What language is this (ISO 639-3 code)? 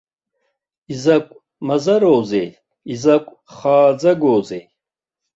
abk